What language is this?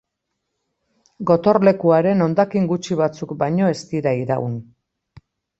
Basque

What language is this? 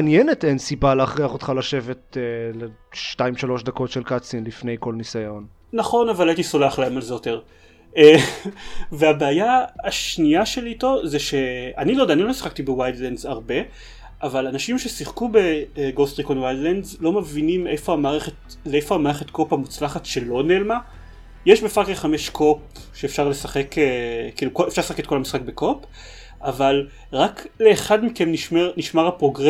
Hebrew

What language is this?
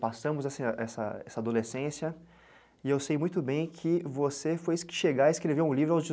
Portuguese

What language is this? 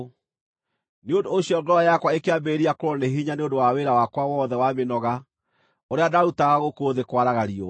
Kikuyu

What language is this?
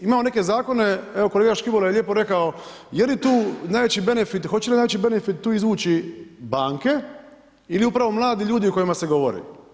Croatian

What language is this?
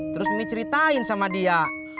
Indonesian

